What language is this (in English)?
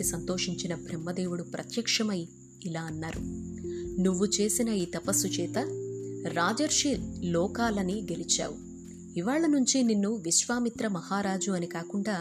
Telugu